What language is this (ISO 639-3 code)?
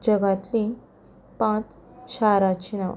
kok